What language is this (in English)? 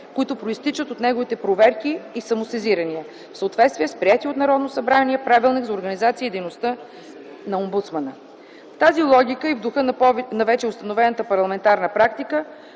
Bulgarian